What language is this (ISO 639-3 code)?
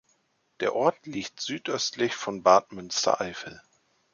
deu